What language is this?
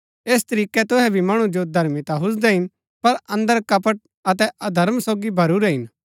Gaddi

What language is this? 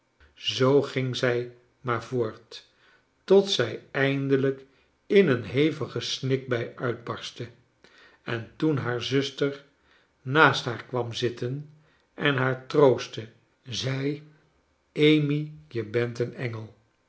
Dutch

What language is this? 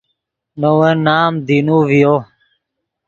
Yidgha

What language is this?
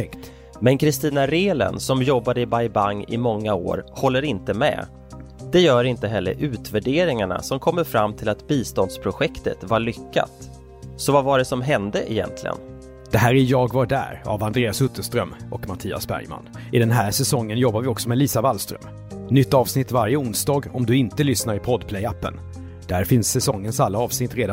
Swedish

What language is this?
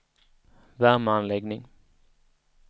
Swedish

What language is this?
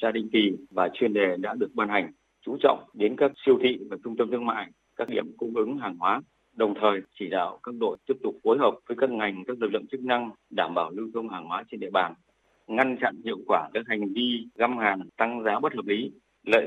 Vietnamese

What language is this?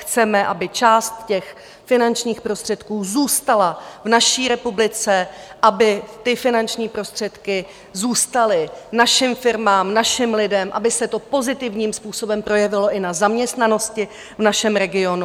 Czech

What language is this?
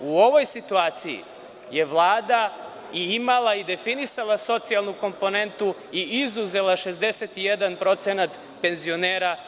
Serbian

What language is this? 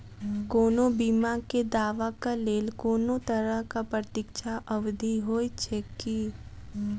Maithili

